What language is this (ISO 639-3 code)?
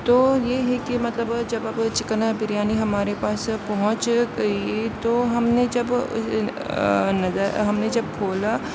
urd